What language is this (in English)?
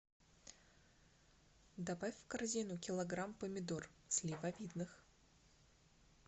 Russian